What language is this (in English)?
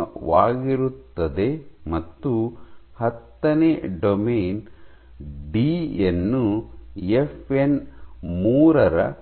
Kannada